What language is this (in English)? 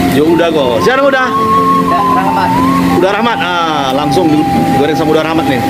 Indonesian